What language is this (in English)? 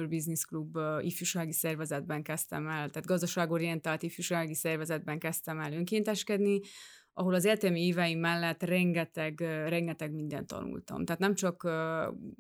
Hungarian